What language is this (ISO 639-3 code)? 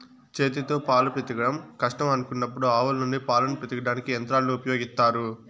tel